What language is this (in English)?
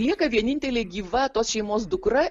Lithuanian